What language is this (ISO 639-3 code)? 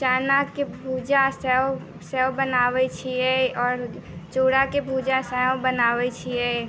mai